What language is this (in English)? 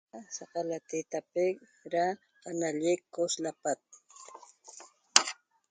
Toba